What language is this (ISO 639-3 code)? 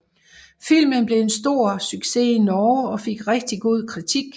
dan